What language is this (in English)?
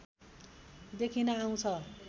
Nepali